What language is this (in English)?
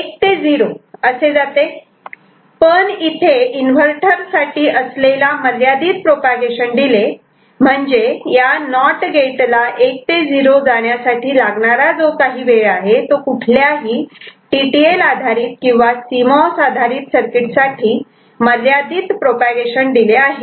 Marathi